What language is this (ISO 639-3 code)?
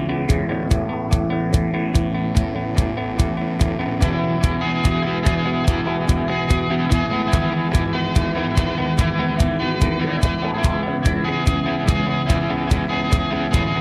fas